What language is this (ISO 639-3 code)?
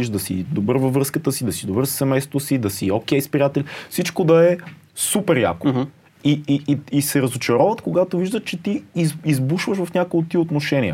bul